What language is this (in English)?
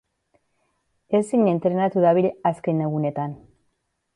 Basque